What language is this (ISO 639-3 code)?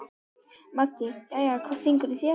isl